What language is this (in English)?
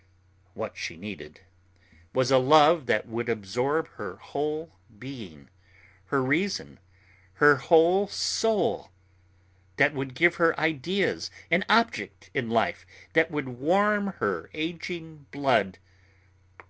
English